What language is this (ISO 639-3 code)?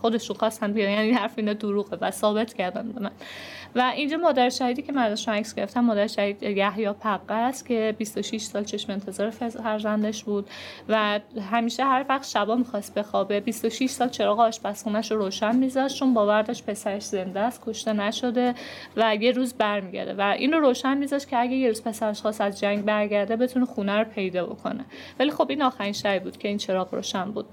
fas